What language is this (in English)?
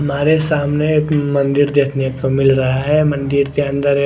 Hindi